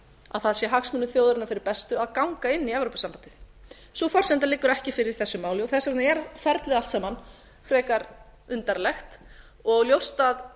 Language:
Icelandic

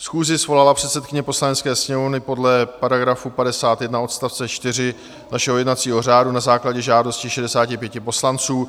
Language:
Czech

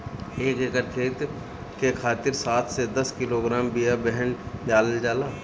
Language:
Bhojpuri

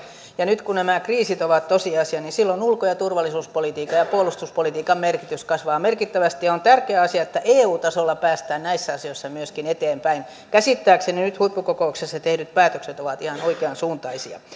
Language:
Finnish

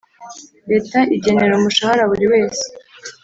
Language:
Kinyarwanda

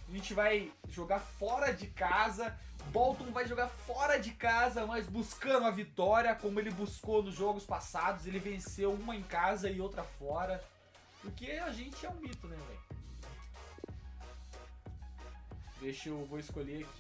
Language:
Portuguese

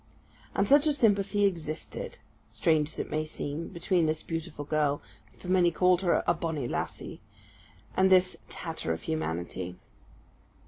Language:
English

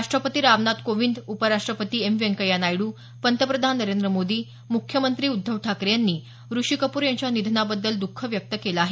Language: Marathi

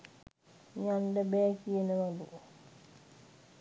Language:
Sinhala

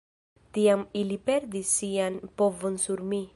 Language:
Esperanto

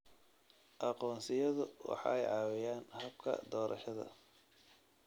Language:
Somali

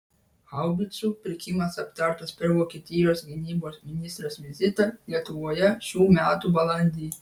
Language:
Lithuanian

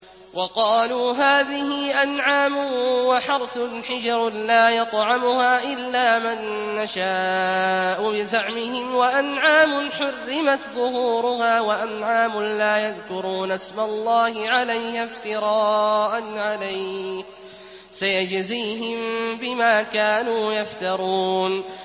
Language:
Arabic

